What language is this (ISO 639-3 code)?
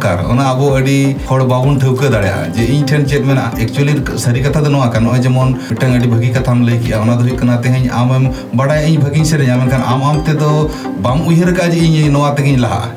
ben